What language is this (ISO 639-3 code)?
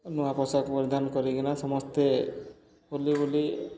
ori